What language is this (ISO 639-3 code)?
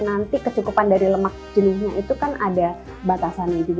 ind